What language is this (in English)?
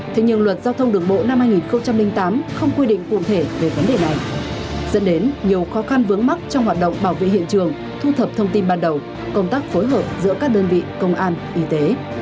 Vietnamese